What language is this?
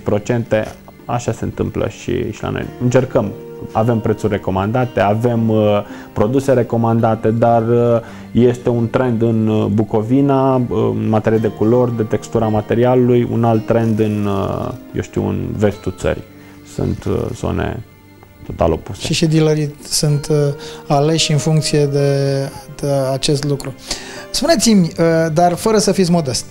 Romanian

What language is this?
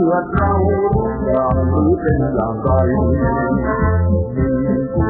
Indonesian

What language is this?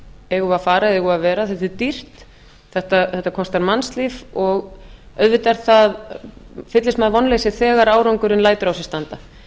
Icelandic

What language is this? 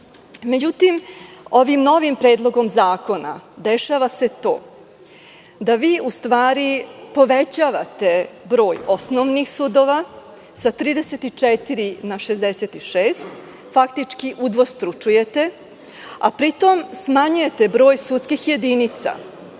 Serbian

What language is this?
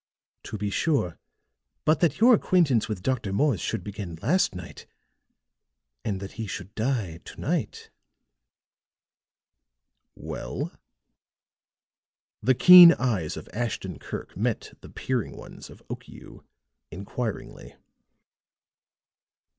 English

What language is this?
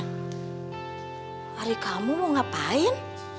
Indonesian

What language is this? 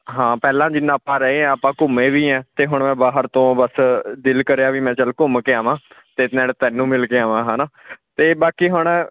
Punjabi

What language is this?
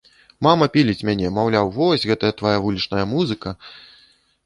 Belarusian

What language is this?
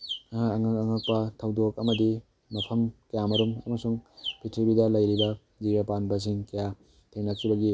Manipuri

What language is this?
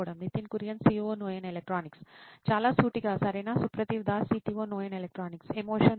Telugu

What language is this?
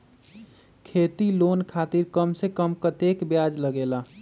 Magahi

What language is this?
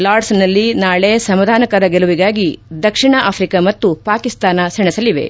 Kannada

